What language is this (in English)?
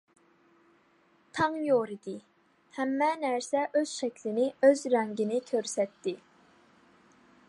Uyghur